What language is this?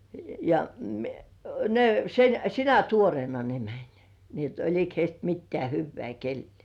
Finnish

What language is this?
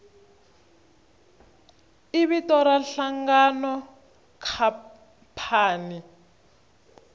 Tsonga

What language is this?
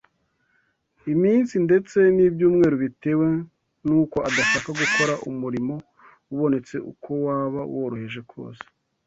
Kinyarwanda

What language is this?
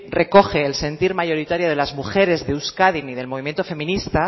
Spanish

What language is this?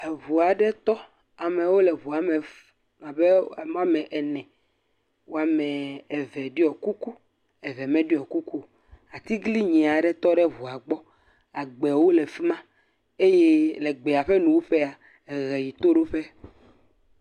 Ewe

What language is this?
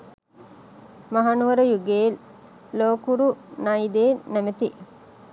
Sinhala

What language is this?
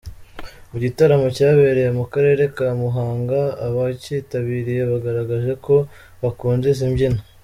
Kinyarwanda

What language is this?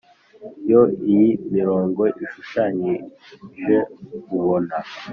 Kinyarwanda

